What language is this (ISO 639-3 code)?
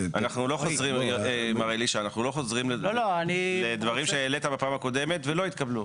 heb